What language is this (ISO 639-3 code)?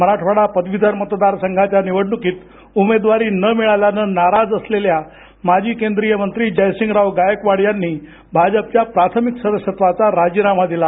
mar